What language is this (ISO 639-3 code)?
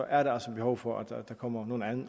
dan